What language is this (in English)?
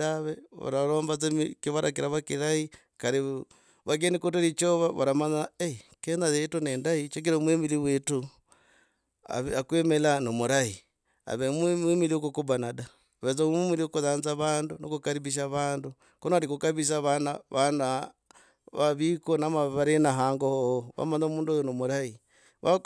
Logooli